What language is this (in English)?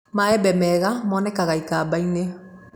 Kikuyu